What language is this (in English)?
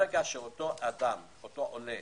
Hebrew